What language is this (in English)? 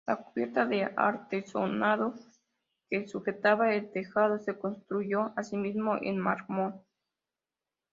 Spanish